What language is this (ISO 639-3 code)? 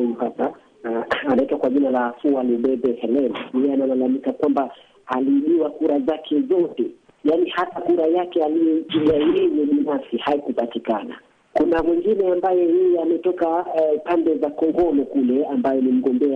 swa